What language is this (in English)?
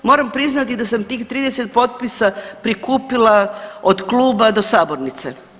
Croatian